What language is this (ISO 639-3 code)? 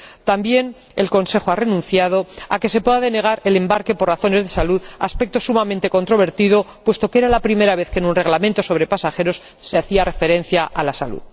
spa